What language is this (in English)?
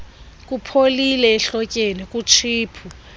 Xhosa